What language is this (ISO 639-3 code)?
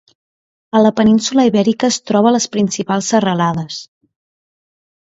cat